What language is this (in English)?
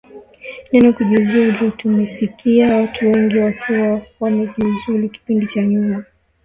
Swahili